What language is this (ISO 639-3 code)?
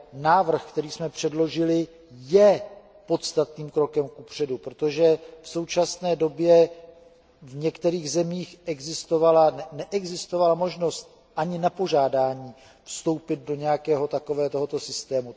ces